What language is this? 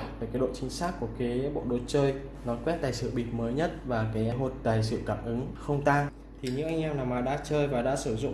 Vietnamese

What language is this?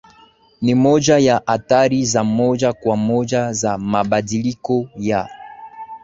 Swahili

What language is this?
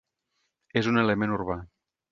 Catalan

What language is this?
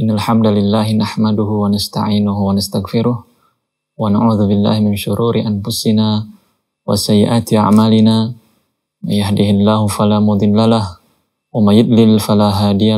Indonesian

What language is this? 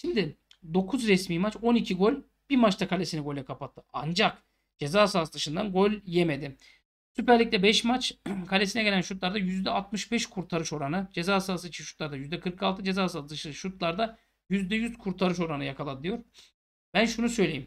Turkish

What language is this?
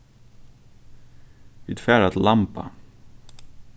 Faroese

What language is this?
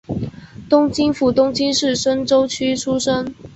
Chinese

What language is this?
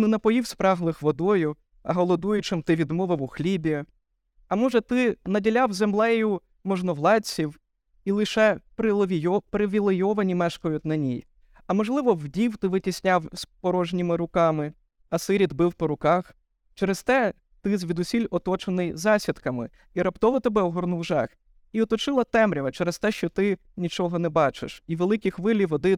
Ukrainian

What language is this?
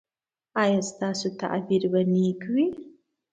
Pashto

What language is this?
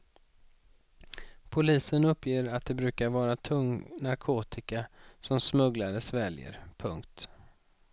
Swedish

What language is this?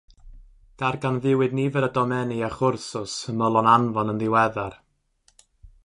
Welsh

